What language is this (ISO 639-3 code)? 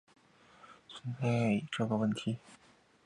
zho